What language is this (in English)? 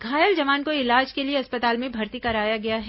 Hindi